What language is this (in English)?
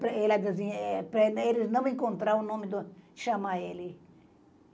Portuguese